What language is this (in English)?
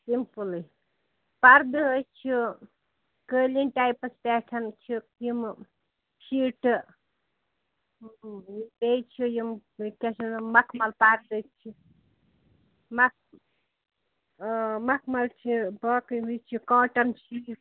Kashmiri